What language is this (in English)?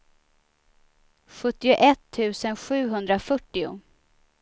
Swedish